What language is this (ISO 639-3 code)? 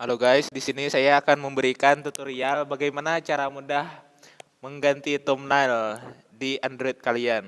ind